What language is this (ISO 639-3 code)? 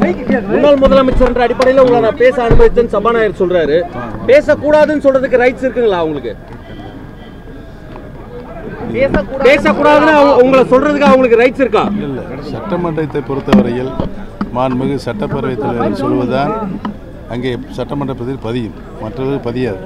ron